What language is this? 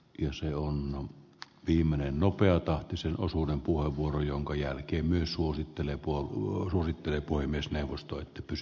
Finnish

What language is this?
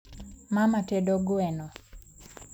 Luo (Kenya and Tanzania)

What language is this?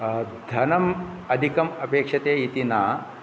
Sanskrit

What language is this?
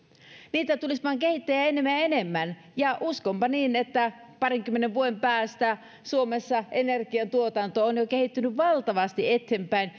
Finnish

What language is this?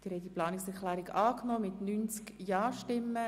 Swiss German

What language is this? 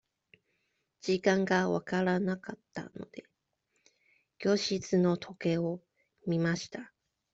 Japanese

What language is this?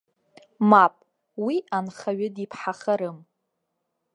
Abkhazian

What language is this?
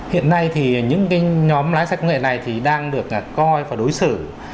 Vietnamese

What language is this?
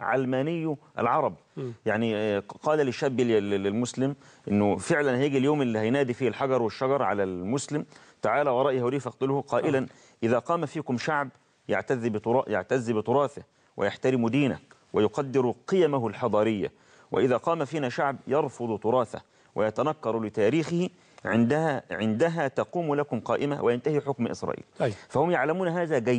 Arabic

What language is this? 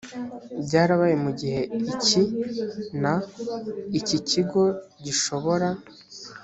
Kinyarwanda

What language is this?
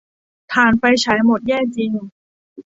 Thai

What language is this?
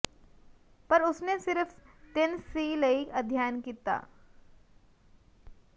Punjabi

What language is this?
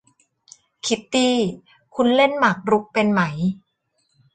Thai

